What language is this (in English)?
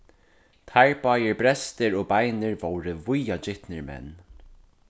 Faroese